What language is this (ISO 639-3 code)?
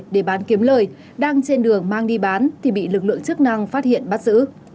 vie